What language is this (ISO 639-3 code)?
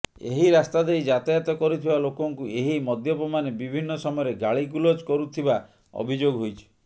ori